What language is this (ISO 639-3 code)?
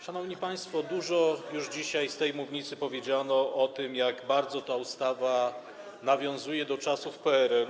pol